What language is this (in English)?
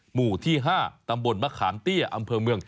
Thai